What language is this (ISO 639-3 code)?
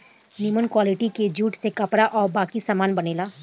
bho